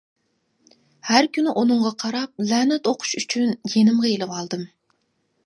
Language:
Uyghur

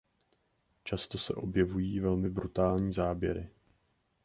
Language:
Czech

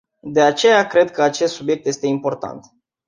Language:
Romanian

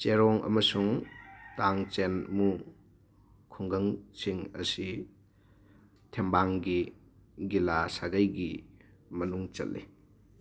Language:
Manipuri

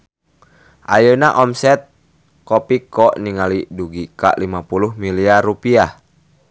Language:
Sundanese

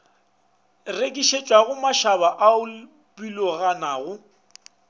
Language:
Northern Sotho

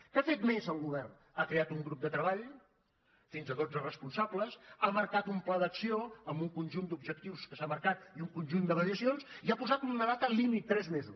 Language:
Catalan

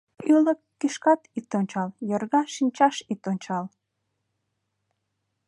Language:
Mari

